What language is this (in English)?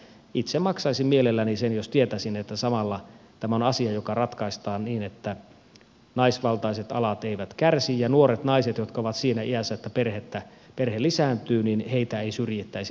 Finnish